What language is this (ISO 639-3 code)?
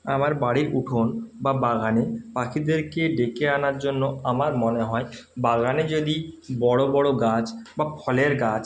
ben